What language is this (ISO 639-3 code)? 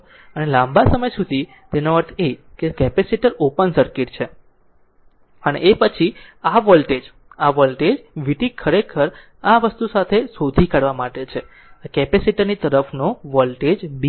guj